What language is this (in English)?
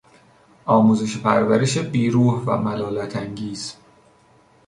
Persian